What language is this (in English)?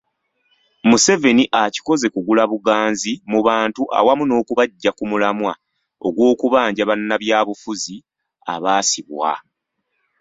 Ganda